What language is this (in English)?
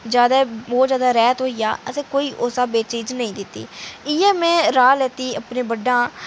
Dogri